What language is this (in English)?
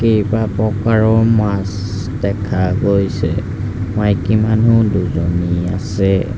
Assamese